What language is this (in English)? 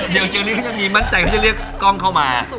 Thai